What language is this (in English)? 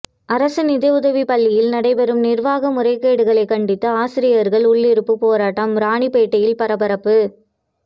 Tamil